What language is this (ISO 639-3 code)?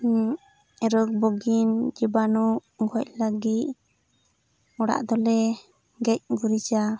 sat